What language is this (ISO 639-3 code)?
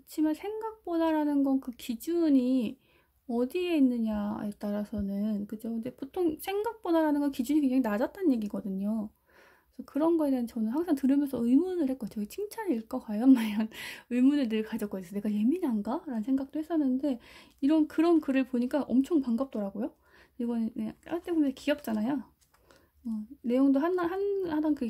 kor